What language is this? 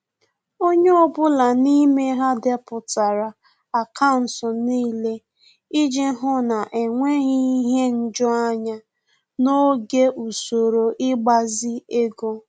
Igbo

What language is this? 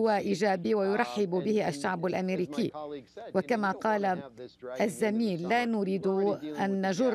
Arabic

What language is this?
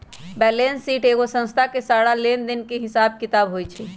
Magahi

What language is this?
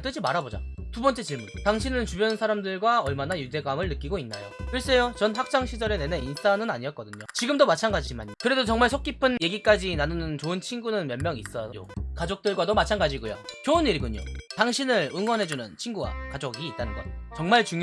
Korean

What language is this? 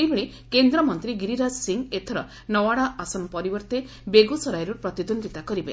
Odia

